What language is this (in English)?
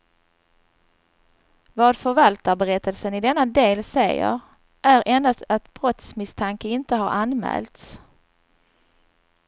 Swedish